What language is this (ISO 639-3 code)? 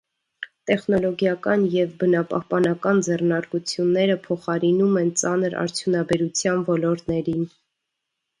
hye